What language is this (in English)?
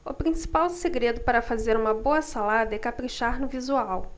Portuguese